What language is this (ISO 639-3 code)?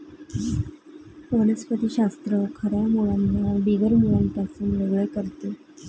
mar